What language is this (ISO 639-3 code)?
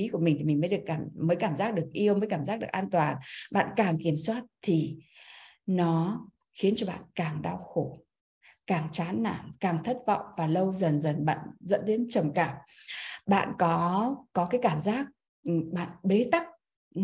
vie